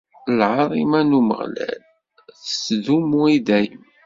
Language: Kabyle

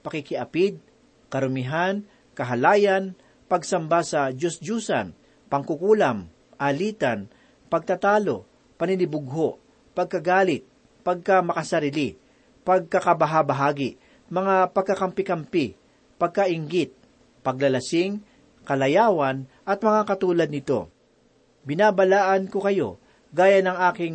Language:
Filipino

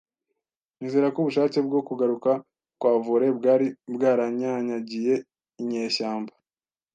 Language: Kinyarwanda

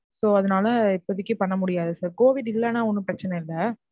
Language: Tamil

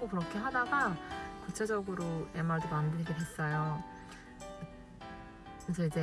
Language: Korean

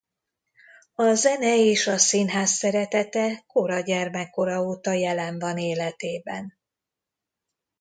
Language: Hungarian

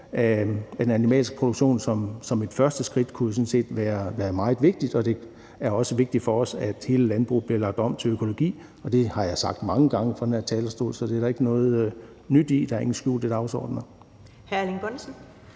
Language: Danish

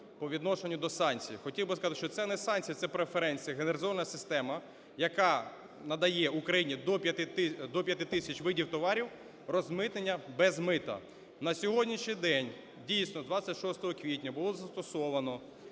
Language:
Ukrainian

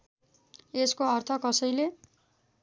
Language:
Nepali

